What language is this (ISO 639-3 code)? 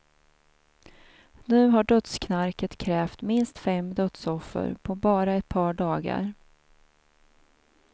swe